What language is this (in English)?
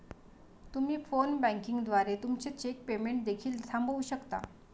Marathi